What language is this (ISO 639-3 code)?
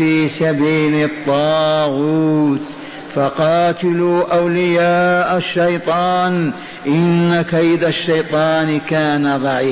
ara